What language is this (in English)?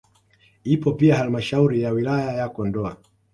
Swahili